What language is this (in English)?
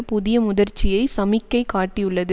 Tamil